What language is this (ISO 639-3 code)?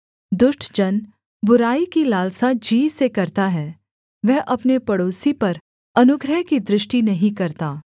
hin